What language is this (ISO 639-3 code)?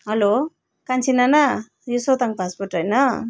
nep